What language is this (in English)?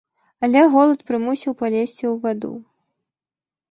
Belarusian